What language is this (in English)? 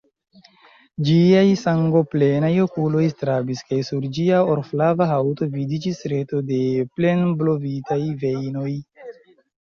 Esperanto